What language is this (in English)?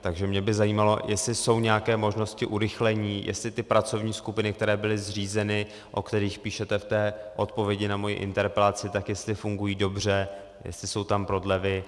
Czech